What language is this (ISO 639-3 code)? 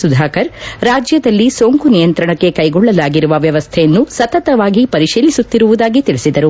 kan